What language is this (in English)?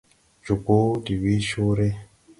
Tupuri